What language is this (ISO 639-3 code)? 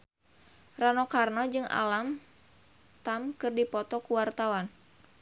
sun